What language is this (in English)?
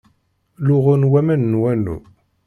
Kabyle